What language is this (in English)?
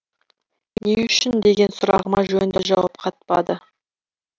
Kazakh